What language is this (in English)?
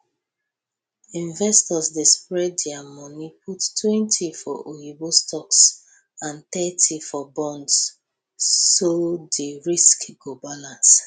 Nigerian Pidgin